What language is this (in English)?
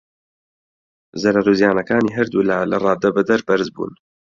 Central Kurdish